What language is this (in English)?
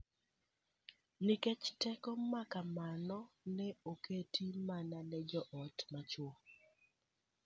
Luo (Kenya and Tanzania)